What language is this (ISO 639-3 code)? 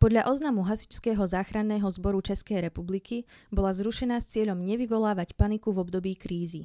slk